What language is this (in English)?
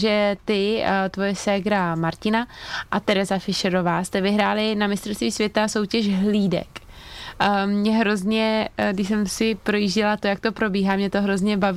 Czech